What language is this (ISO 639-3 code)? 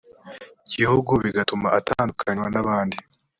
kin